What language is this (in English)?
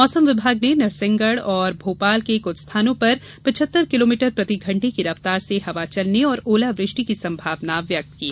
Hindi